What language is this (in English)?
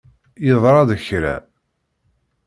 Kabyle